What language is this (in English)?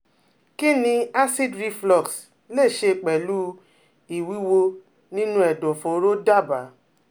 Yoruba